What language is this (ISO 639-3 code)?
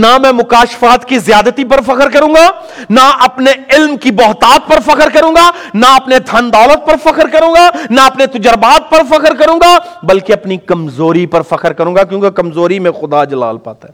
urd